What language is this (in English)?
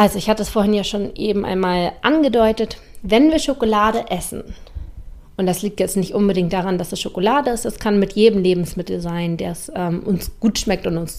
German